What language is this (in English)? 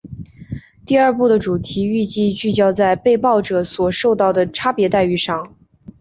Chinese